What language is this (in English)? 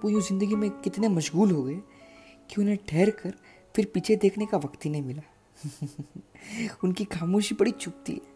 Hindi